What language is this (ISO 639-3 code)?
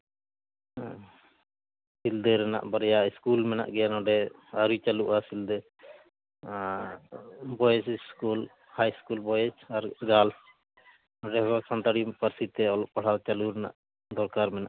sat